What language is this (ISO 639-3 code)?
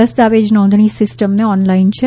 guj